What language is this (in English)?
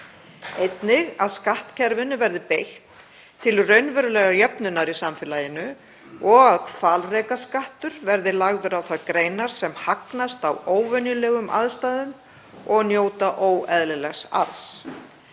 Icelandic